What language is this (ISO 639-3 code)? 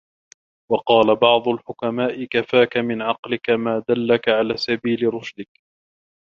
ara